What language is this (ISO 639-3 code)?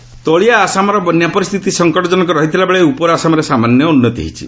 ori